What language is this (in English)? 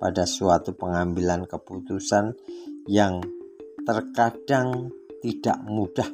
Indonesian